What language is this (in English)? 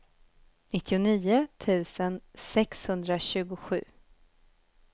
Swedish